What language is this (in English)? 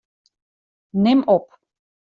Western Frisian